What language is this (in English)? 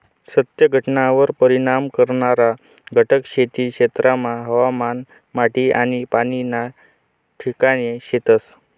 Marathi